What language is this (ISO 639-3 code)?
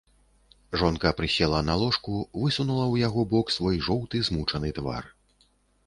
bel